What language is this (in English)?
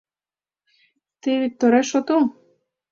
Mari